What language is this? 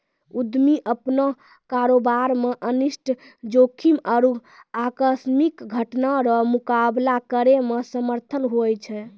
Maithili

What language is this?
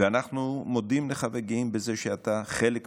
Hebrew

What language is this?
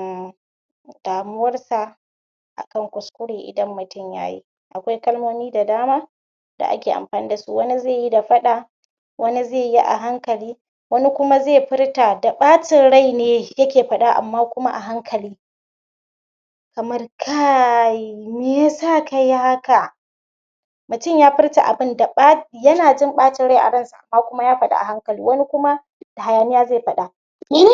Hausa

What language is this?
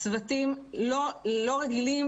Hebrew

